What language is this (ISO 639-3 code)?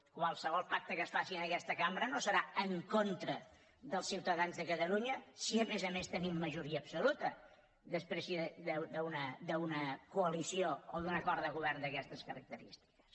cat